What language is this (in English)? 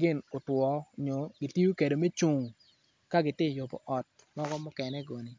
Acoli